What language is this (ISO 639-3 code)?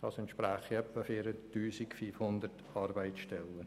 gsw